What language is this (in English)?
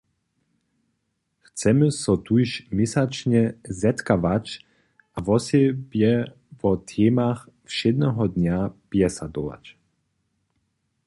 Upper Sorbian